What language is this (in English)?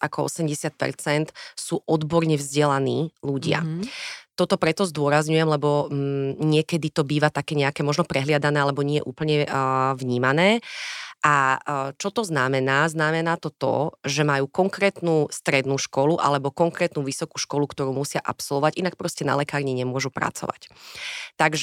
Slovak